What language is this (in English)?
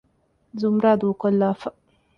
Divehi